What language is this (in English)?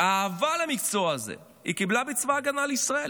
Hebrew